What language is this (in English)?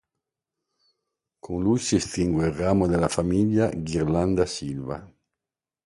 Italian